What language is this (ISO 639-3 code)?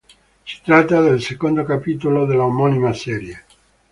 ita